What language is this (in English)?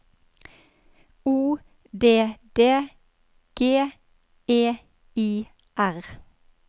Norwegian